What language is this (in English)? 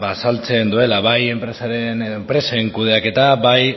Basque